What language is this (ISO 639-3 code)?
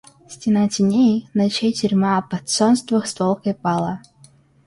rus